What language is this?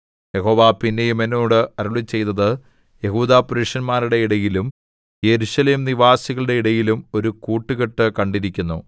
Malayalam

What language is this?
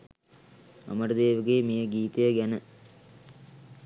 Sinhala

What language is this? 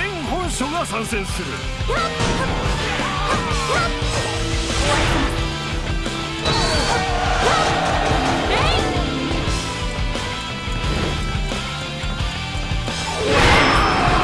Japanese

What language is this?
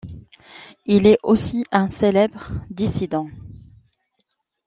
French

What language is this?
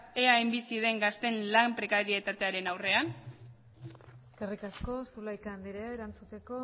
Basque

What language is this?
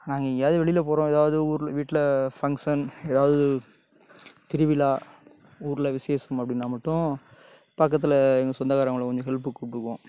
Tamil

